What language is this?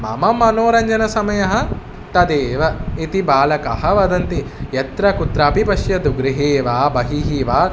Sanskrit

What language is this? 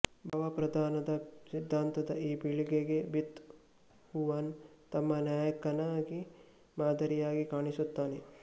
Kannada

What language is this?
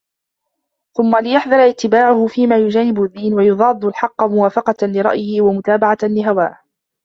Arabic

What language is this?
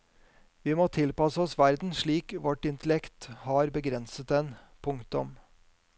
Norwegian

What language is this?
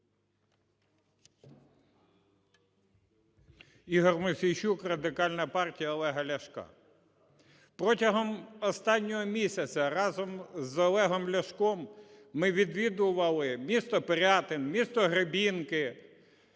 Ukrainian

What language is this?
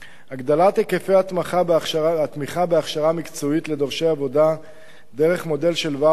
Hebrew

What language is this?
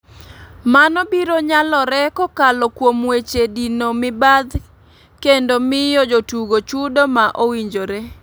Luo (Kenya and Tanzania)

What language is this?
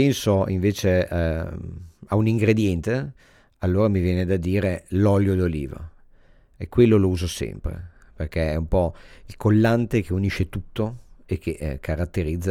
Italian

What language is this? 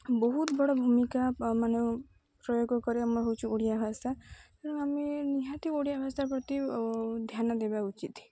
Odia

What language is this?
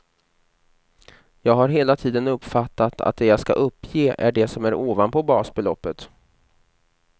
Swedish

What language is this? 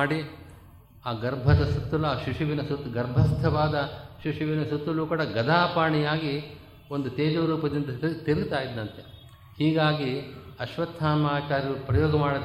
Kannada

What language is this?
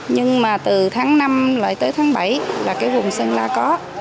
Vietnamese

